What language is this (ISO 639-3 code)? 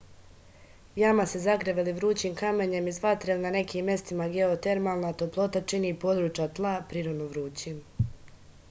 srp